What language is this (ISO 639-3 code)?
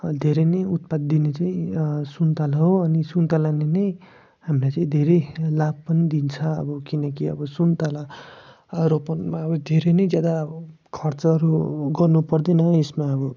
nep